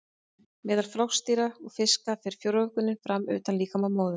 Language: Icelandic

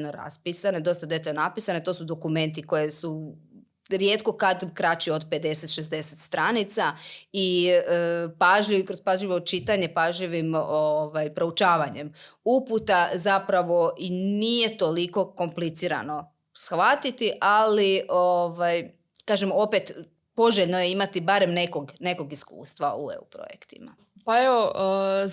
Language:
Croatian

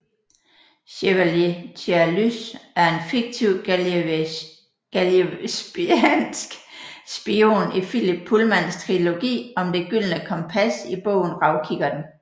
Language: Danish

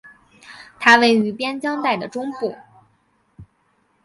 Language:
Chinese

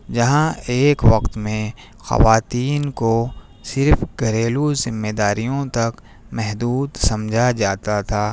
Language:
Urdu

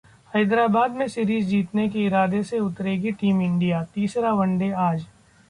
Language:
Hindi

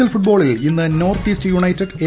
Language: Malayalam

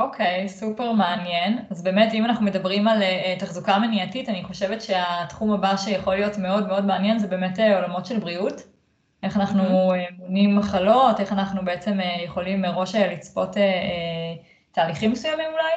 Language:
Hebrew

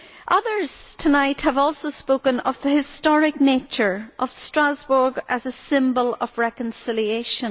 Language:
English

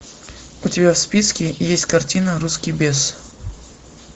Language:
Russian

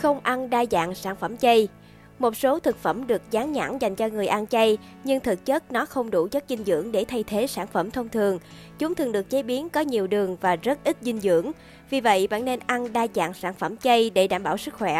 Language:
Vietnamese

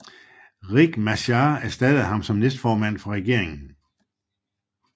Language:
Danish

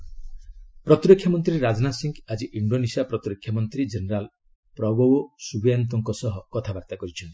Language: Odia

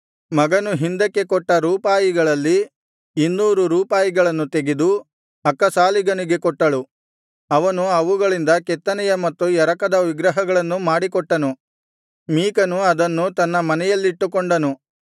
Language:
Kannada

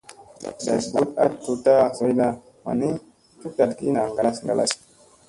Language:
Musey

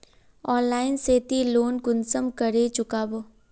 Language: Magahi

